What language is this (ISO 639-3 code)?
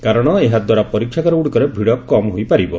ori